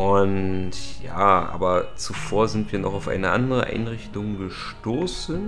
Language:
German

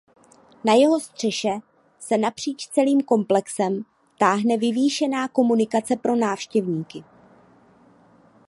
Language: Czech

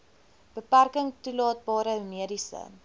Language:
Afrikaans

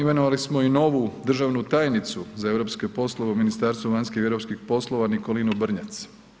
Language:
Croatian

